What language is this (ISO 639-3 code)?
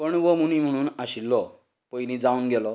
kok